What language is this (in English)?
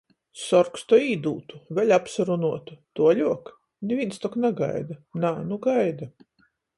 Latgalian